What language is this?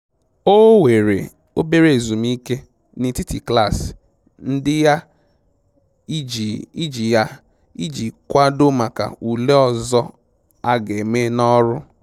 Igbo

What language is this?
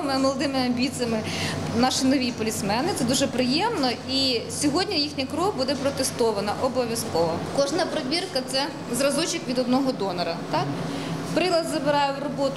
Ukrainian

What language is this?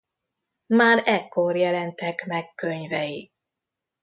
Hungarian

